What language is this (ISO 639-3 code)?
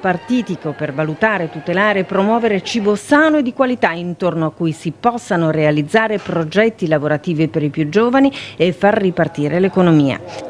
ita